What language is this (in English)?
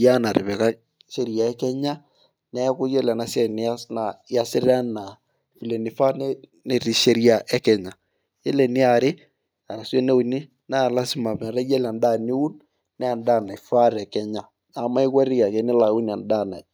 Masai